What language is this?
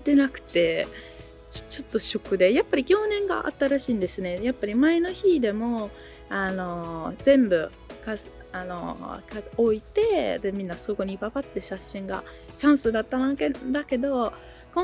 Japanese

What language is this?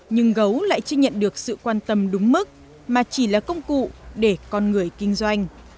Vietnamese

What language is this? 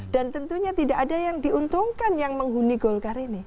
Indonesian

